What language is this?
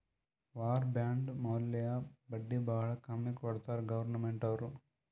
Kannada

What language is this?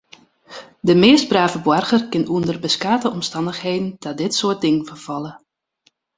Western Frisian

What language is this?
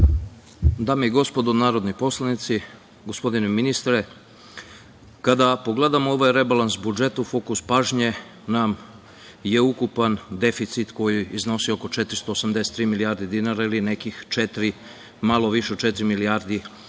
Serbian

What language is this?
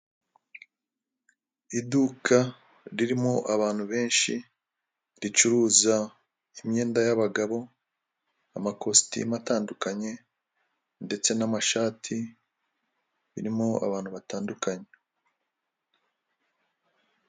Kinyarwanda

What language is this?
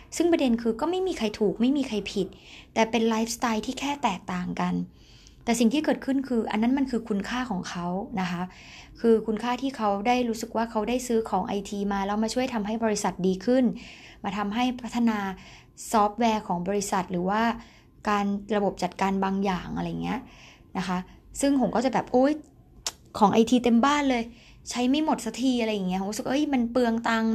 Thai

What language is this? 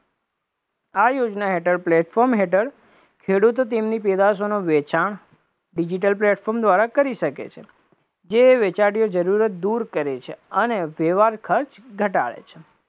Gujarati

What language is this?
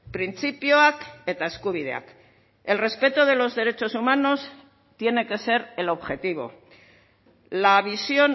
Spanish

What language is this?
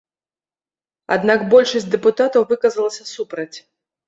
Belarusian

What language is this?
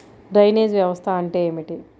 Telugu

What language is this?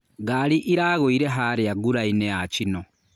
Kikuyu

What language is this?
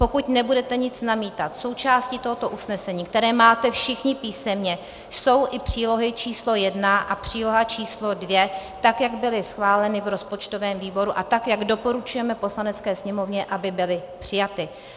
Czech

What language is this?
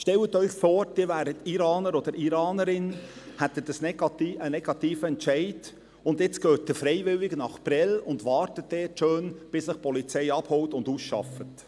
Swiss German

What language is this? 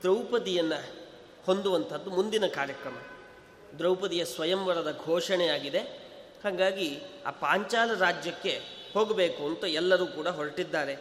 Kannada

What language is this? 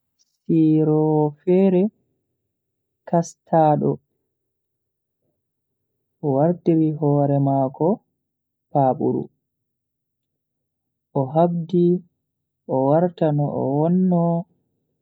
Bagirmi Fulfulde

